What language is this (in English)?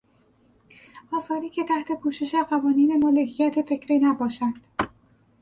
Persian